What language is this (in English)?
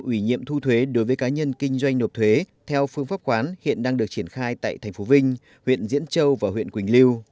Vietnamese